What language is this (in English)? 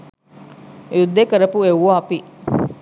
Sinhala